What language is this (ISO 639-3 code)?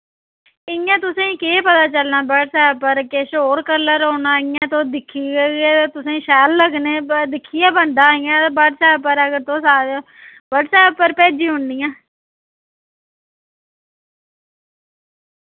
doi